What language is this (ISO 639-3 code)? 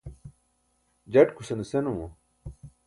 bsk